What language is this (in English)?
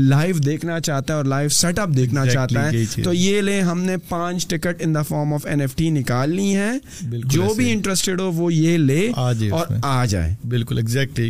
Urdu